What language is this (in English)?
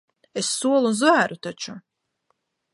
Latvian